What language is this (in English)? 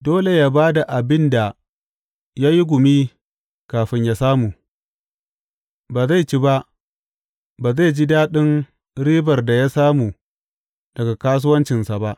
Hausa